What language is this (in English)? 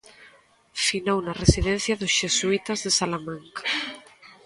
Galician